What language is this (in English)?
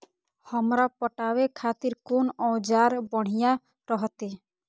Maithili